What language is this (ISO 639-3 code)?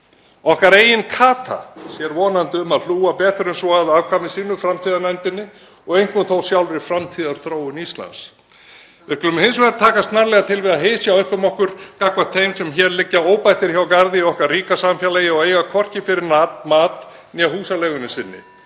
isl